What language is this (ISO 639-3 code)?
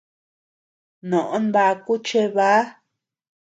cux